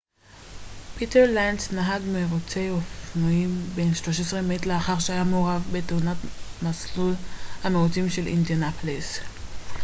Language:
Hebrew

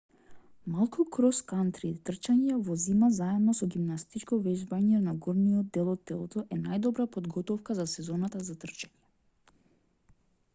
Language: Macedonian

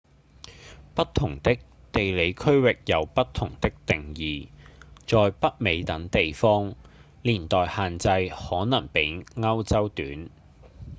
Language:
Cantonese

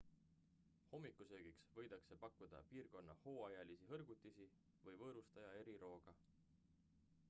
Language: Estonian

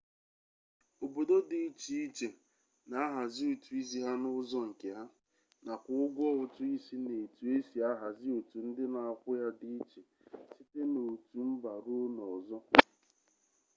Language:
Igbo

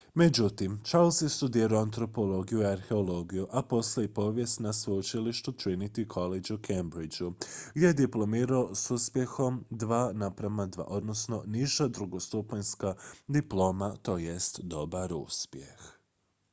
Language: Croatian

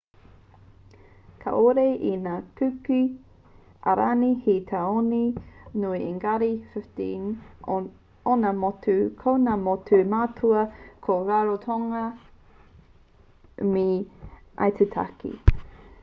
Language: Māori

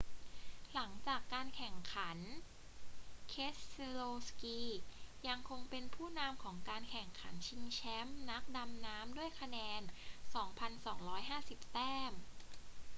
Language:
Thai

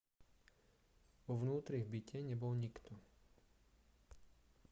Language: Slovak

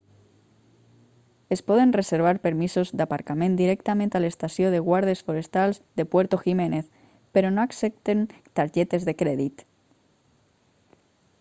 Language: Catalan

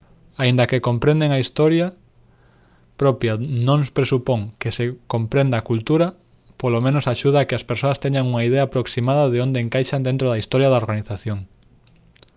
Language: Galician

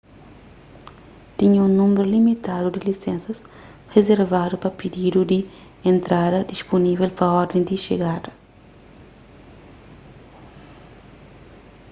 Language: Kabuverdianu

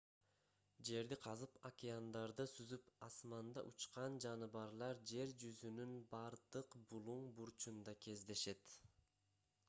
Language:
Kyrgyz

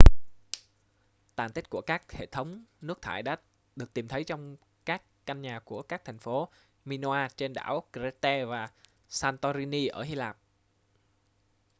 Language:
Vietnamese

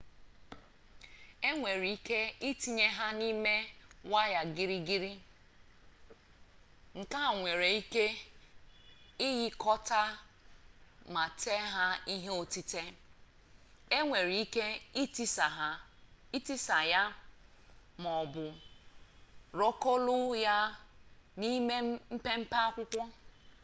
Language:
Igbo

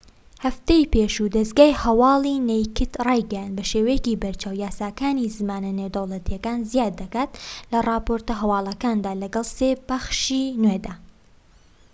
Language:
Central Kurdish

